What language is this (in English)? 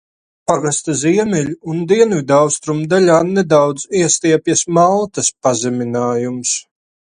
Latvian